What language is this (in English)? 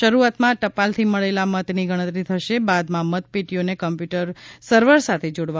Gujarati